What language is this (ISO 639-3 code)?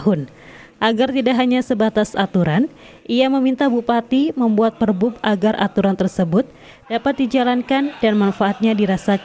ind